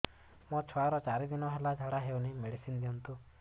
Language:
Odia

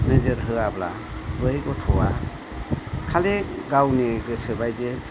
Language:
Bodo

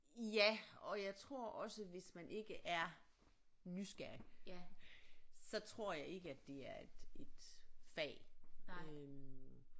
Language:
Danish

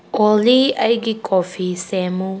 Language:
Manipuri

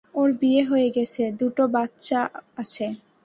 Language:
Bangla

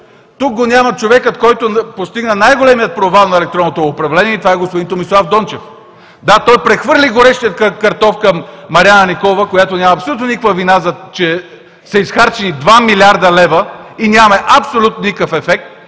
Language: Bulgarian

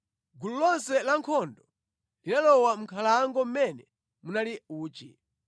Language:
Nyanja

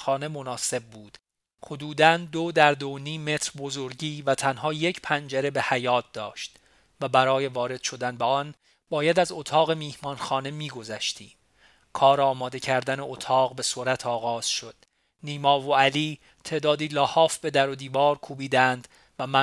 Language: Persian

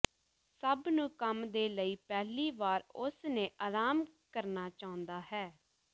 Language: Punjabi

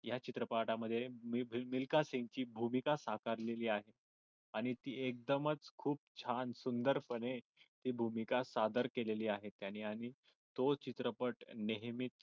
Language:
Marathi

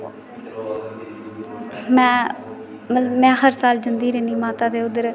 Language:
Dogri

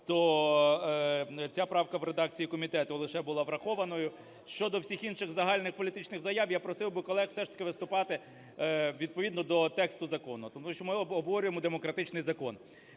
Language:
Ukrainian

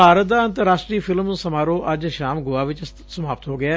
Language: Punjabi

